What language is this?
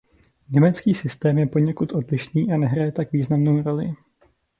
Czech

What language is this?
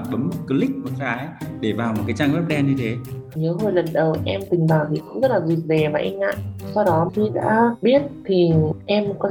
Vietnamese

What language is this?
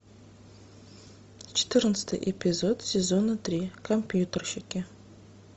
Russian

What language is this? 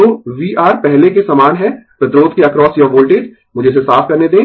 Hindi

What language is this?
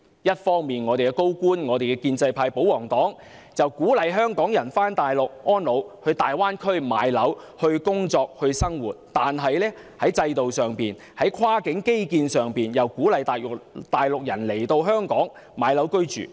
Cantonese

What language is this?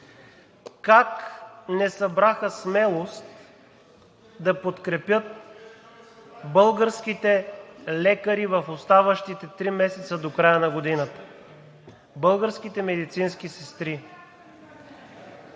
Bulgarian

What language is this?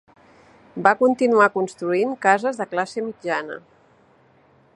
Catalan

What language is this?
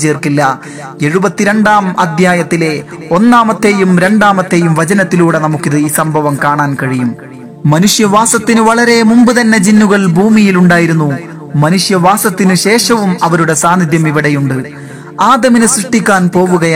Malayalam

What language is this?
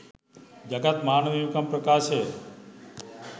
Sinhala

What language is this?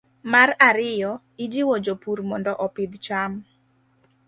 Luo (Kenya and Tanzania)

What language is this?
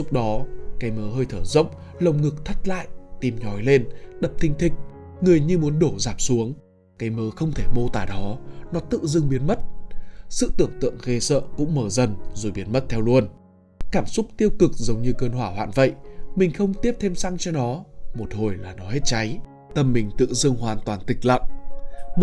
Vietnamese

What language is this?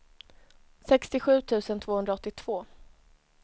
Swedish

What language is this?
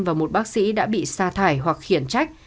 Vietnamese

